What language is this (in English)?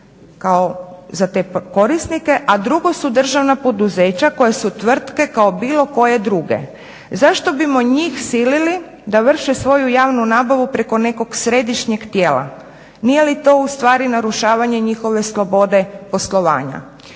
Croatian